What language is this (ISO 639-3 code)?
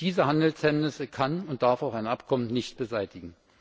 deu